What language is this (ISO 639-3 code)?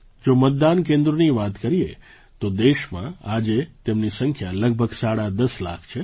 guj